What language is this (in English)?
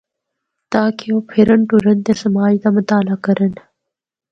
Northern Hindko